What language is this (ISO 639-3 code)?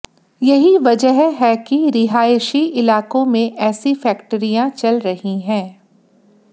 hin